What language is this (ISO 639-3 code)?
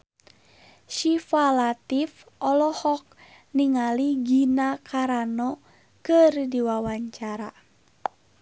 sun